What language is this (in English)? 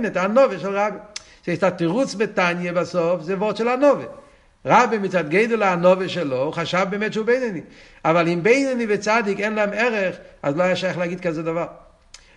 Hebrew